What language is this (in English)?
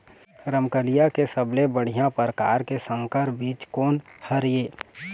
Chhattisgarhi